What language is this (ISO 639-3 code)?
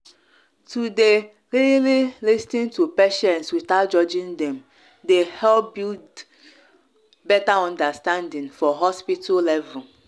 pcm